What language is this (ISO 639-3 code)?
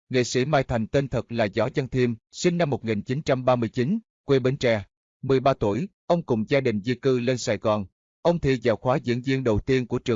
vie